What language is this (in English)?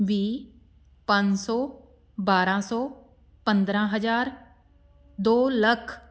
Punjabi